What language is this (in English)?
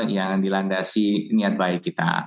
Indonesian